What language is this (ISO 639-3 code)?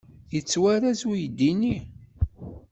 kab